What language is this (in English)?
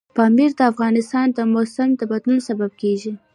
Pashto